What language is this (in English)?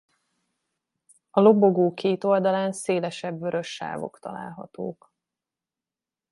Hungarian